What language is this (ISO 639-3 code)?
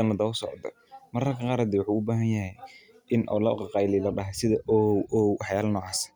som